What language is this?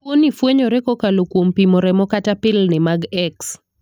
Luo (Kenya and Tanzania)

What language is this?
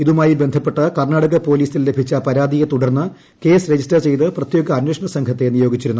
Malayalam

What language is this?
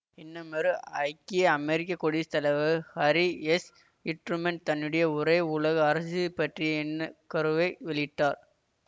Tamil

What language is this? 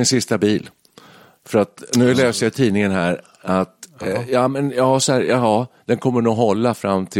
Swedish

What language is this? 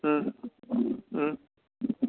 Manipuri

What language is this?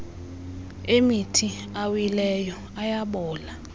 Xhosa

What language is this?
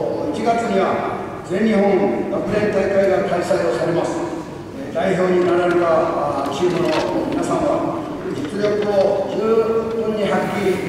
Japanese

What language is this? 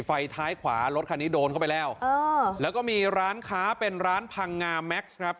Thai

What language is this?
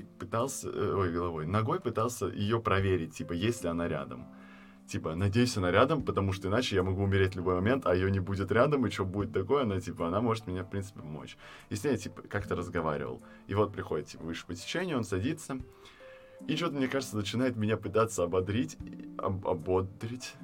Russian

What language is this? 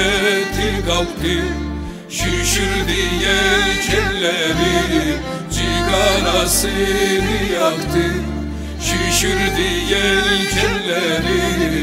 Turkish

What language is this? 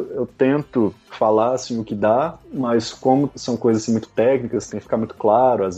Portuguese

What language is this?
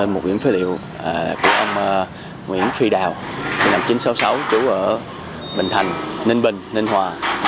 Vietnamese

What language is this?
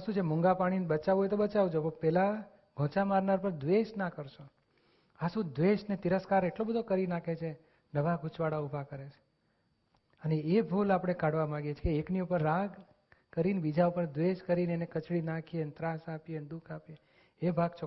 Gujarati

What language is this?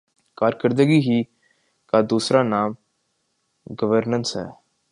Urdu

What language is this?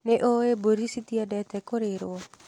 Kikuyu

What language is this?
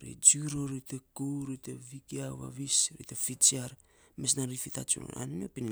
Saposa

